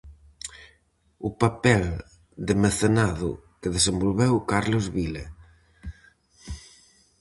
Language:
Galician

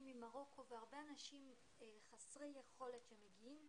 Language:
Hebrew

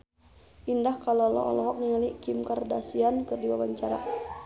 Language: Sundanese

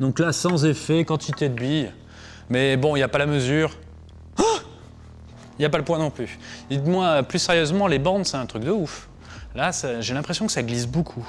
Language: French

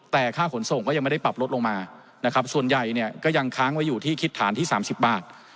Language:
Thai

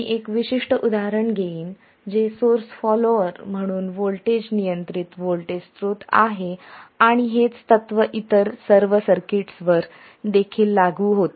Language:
Marathi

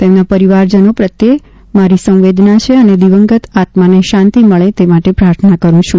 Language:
Gujarati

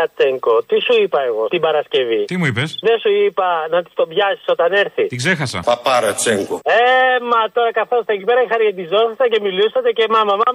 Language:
Greek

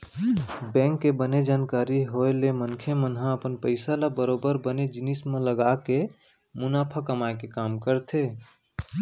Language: Chhattisgarhi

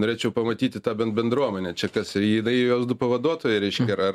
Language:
Lithuanian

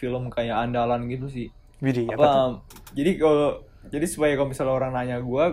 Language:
Indonesian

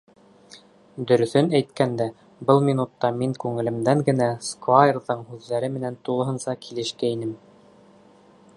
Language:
Bashkir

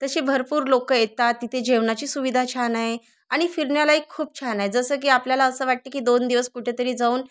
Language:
Marathi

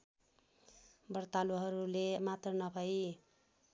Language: Nepali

